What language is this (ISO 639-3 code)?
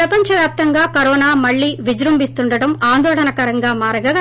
tel